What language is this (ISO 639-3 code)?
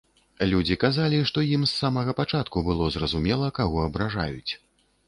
bel